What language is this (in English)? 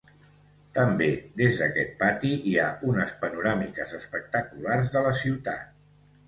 Catalan